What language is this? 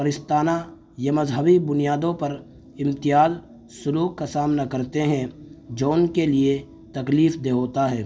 Urdu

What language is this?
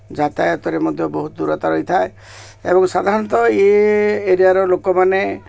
Odia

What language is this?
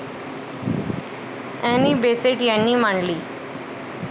Marathi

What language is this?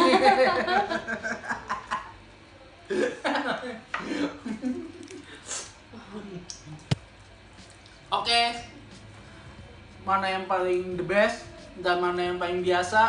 Indonesian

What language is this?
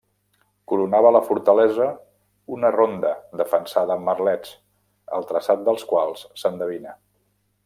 Catalan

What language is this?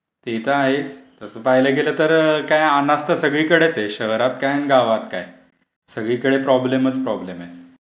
Marathi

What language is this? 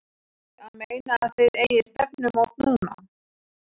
Icelandic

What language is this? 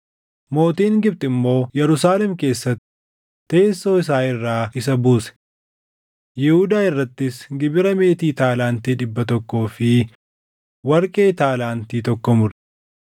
Oromo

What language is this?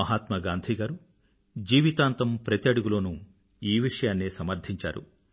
Telugu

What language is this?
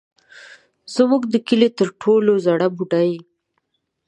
Pashto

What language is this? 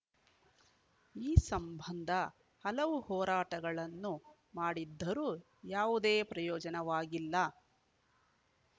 Kannada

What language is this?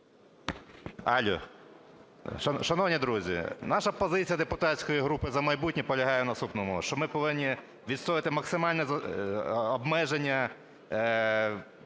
Ukrainian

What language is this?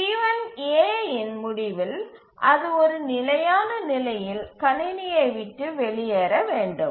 Tamil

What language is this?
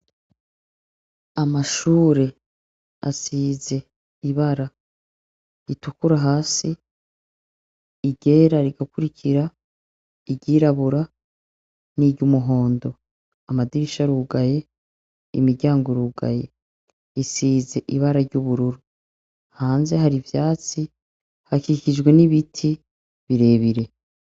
Rundi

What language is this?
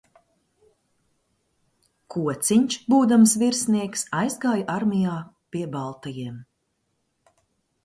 Latvian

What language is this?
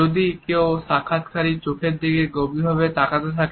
Bangla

